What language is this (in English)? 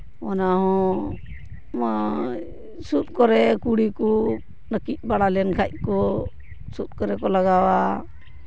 Santali